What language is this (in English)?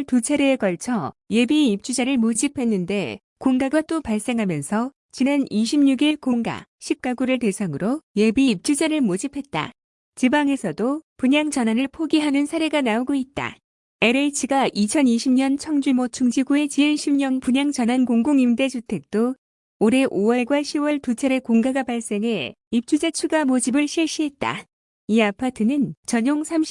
Korean